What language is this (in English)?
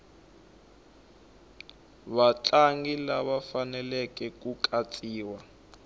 Tsonga